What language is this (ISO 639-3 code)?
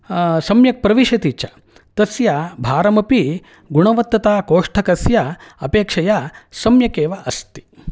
san